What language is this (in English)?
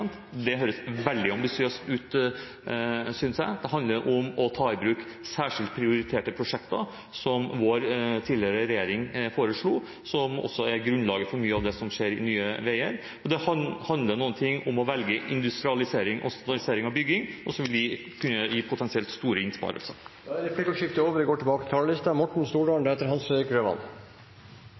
Norwegian